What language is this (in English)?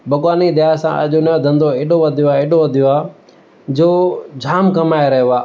Sindhi